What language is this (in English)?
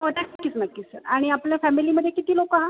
Marathi